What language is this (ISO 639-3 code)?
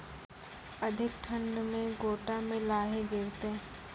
mai